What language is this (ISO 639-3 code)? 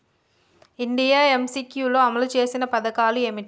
tel